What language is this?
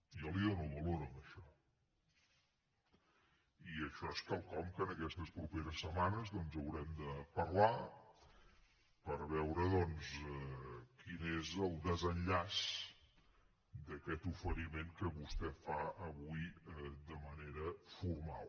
Catalan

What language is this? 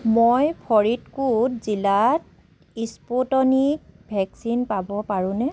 Assamese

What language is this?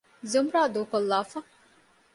Divehi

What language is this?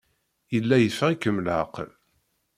Kabyle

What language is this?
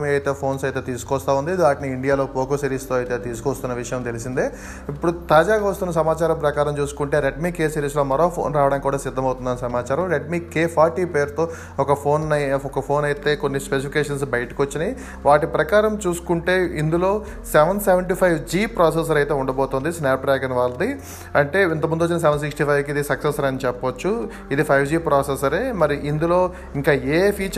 Telugu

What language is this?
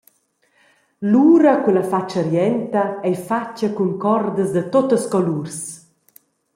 Romansh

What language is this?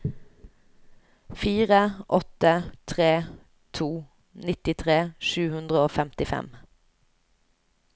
Norwegian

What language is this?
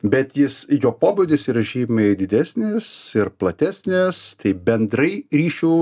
Lithuanian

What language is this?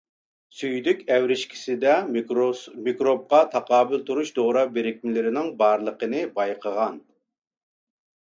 Uyghur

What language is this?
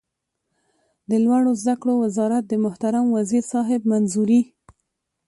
Pashto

